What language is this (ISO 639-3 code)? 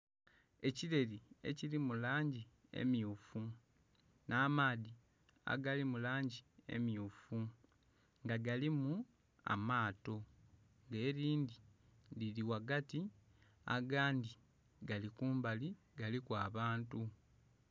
xog